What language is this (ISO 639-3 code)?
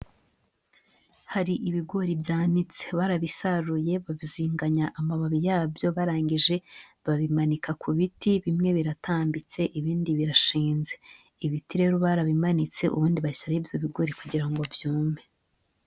kin